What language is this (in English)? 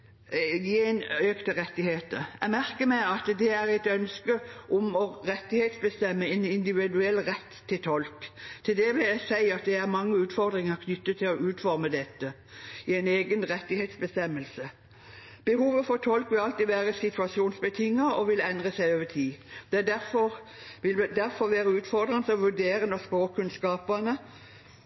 Norwegian Bokmål